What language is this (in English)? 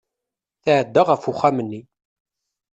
Kabyle